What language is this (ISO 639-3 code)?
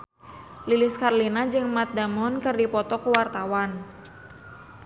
sun